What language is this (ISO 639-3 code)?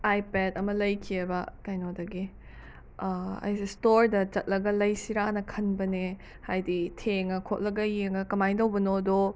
mni